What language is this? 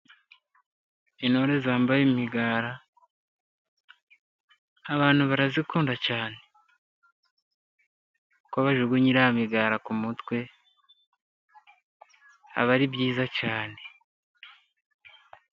Kinyarwanda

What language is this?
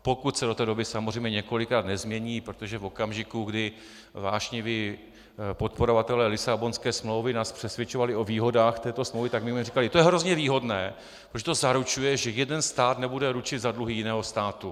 Czech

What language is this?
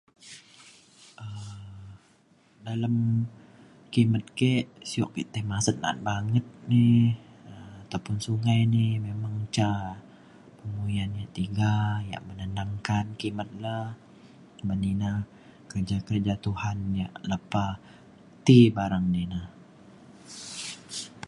Mainstream Kenyah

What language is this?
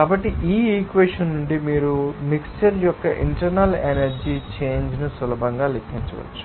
Telugu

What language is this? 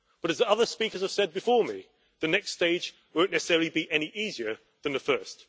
English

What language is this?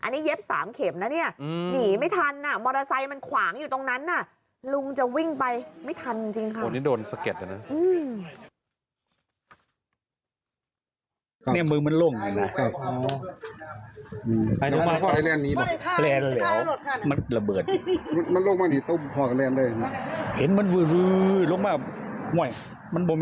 Thai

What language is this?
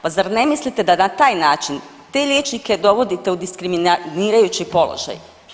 Croatian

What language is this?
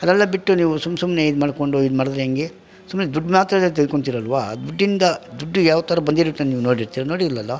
Kannada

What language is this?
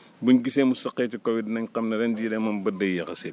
Wolof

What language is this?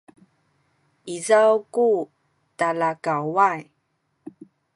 Sakizaya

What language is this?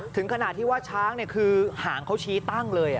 Thai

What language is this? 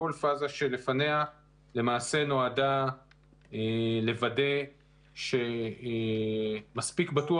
Hebrew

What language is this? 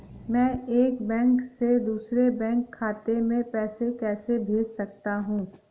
Hindi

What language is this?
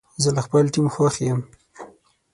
Pashto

